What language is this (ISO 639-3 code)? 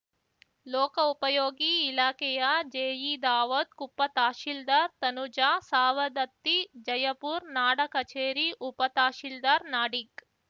kan